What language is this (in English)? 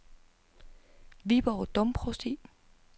Danish